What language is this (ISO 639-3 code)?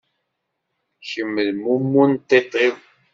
kab